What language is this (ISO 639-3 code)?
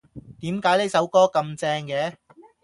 yue